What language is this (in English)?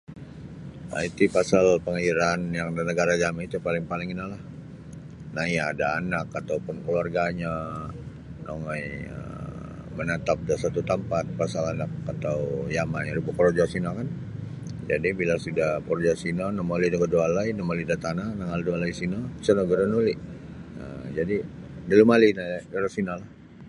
Sabah Bisaya